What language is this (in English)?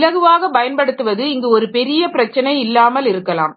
Tamil